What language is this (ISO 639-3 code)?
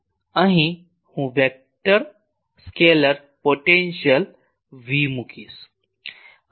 guj